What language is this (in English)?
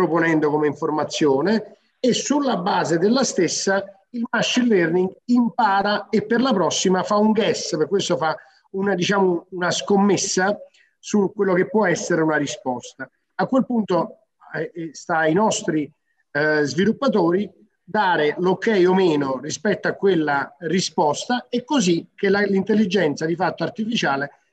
Italian